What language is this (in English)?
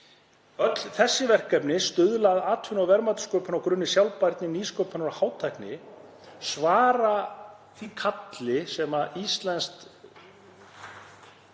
Icelandic